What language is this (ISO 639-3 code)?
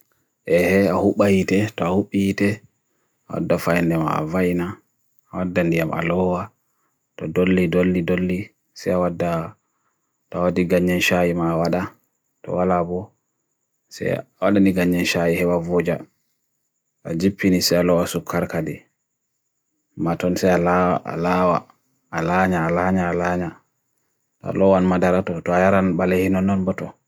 fui